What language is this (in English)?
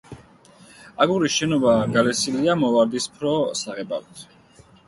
Georgian